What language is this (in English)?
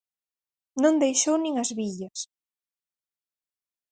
Galician